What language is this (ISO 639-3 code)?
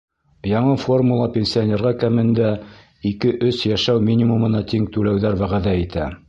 bak